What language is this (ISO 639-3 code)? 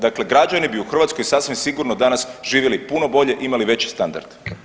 hrv